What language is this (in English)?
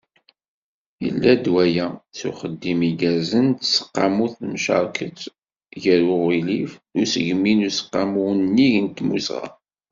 Kabyle